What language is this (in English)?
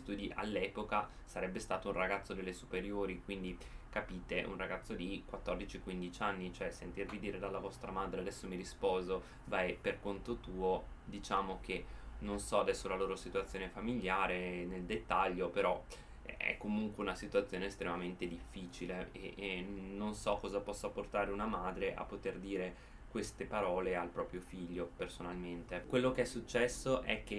Italian